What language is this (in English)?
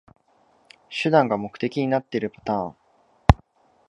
Japanese